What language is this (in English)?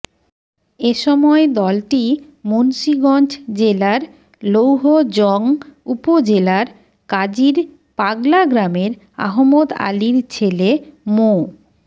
Bangla